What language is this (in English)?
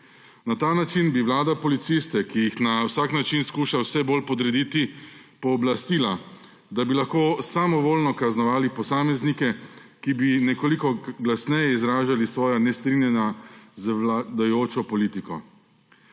Slovenian